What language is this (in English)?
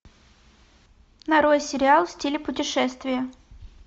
Russian